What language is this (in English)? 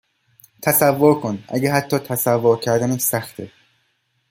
Persian